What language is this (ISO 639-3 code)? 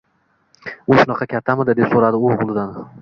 uzb